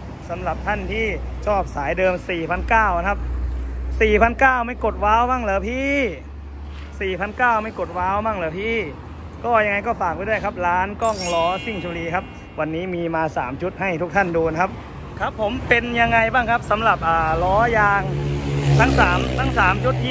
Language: Thai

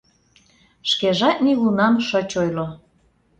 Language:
Mari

